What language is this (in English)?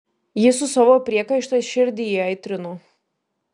Lithuanian